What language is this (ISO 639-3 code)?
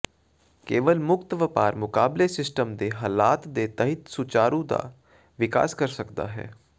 pan